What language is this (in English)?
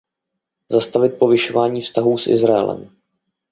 Czech